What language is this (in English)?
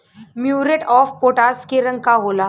Bhojpuri